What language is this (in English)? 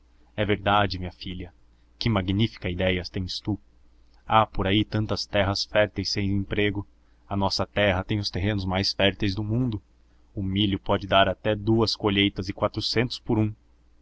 Portuguese